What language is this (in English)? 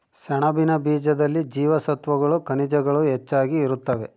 Kannada